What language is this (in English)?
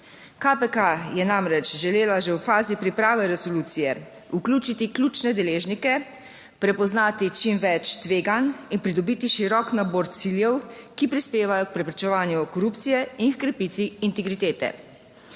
Slovenian